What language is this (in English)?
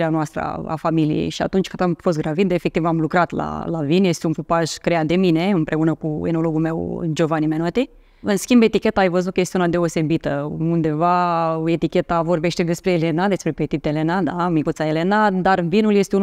Romanian